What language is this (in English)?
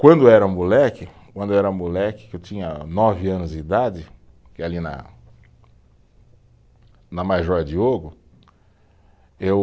Portuguese